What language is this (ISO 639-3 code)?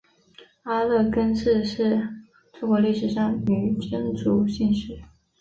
zho